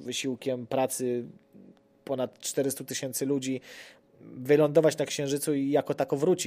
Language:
Polish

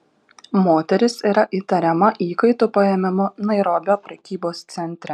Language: Lithuanian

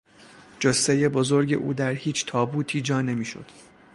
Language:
Persian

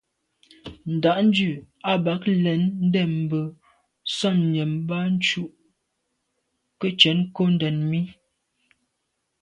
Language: Medumba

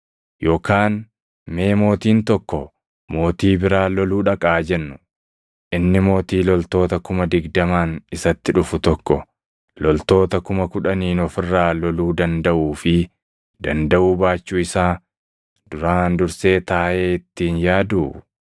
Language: Oromo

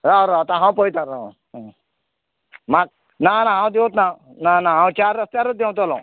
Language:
Konkani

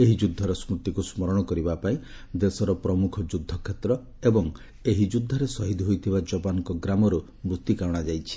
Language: Odia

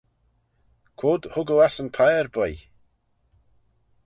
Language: Manx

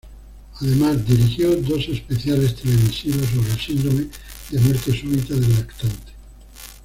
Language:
Spanish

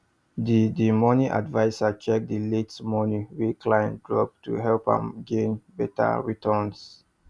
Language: Nigerian Pidgin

